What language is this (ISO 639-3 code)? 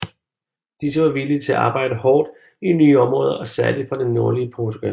dan